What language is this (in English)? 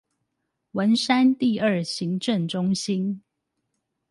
Chinese